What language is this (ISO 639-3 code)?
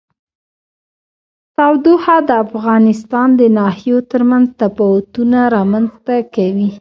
pus